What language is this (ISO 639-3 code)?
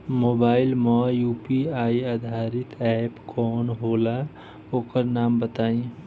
bho